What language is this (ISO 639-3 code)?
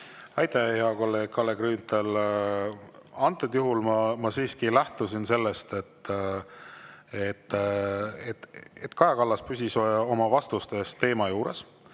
est